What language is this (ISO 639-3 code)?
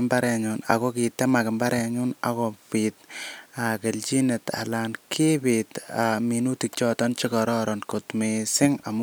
kln